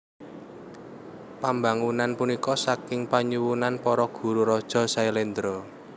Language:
Javanese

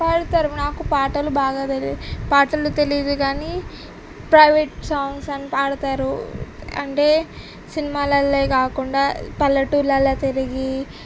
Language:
Telugu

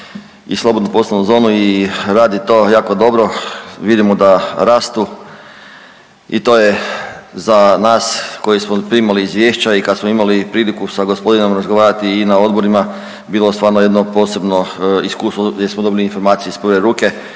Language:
Croatian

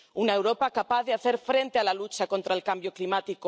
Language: Spanish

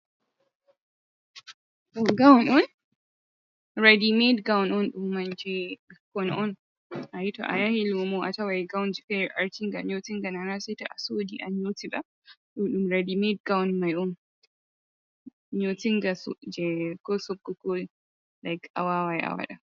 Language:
Fula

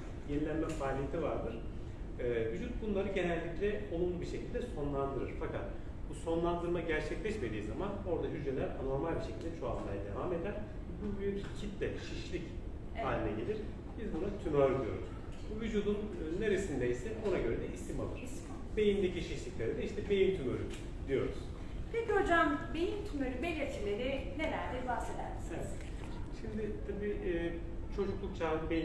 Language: Turkish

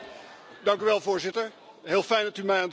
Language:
Dutch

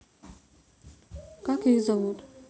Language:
Russian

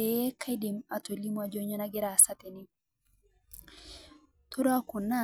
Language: Masai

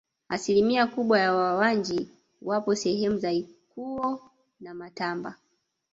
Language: Swahili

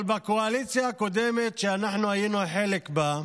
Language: Hebrew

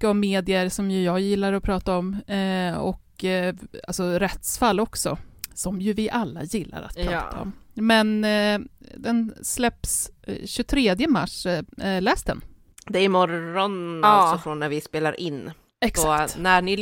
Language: Swedish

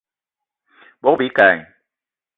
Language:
Eton (Cameroon)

